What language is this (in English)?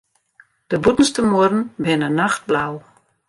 Western Frisian